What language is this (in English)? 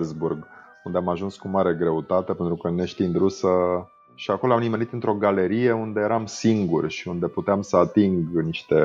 Romanian